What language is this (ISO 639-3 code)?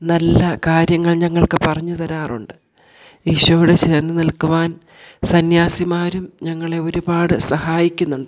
mal